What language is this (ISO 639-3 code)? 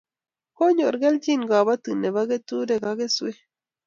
kln